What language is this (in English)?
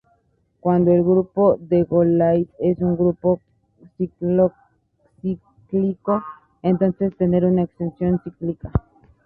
Spanish